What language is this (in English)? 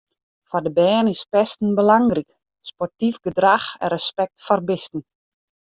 Western Frisian